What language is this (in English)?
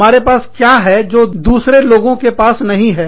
Hindi